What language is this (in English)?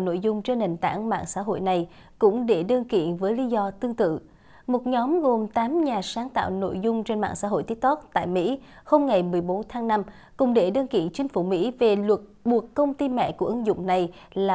Vietnamese